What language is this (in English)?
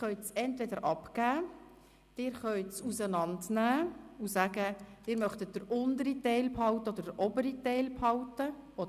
Swiss German